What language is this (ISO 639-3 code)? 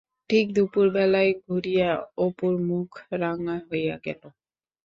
ben